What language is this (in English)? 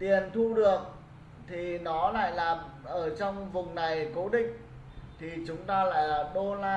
Vietnamese